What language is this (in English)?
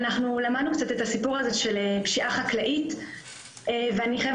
Hebrew